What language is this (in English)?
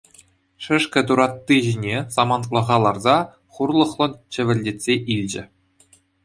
Chuvash